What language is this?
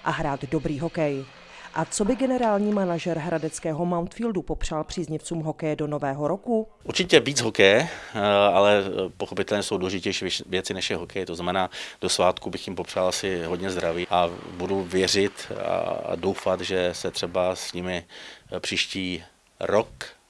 Czech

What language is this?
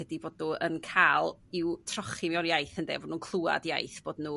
Welsh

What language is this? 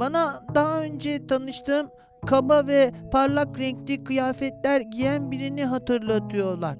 Turkish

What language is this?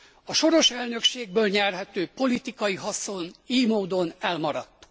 Hungarian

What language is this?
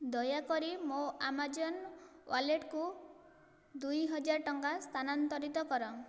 Odia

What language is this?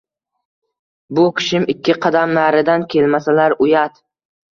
Uzbek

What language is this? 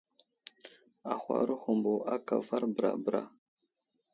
Wuzlam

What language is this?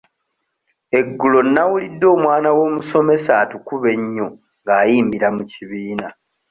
Ganda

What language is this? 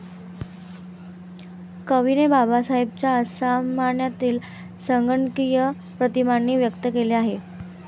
Marathi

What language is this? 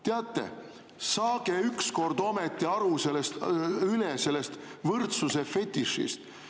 Estonian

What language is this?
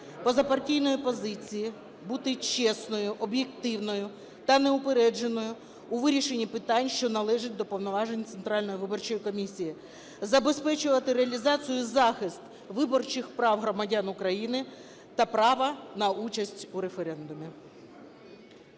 Ukrainian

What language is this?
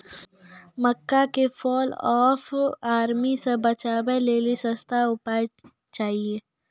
Maithili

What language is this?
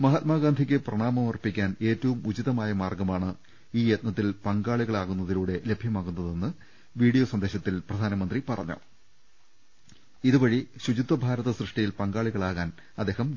Malayalam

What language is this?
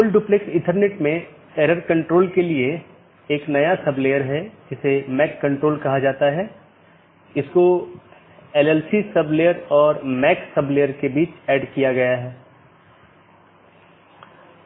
Hindi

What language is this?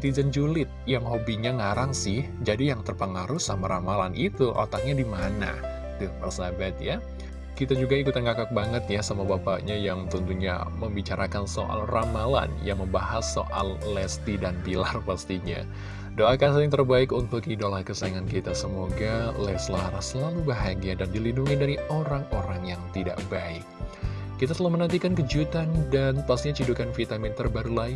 Indonesian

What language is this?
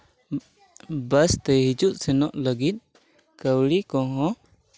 Santali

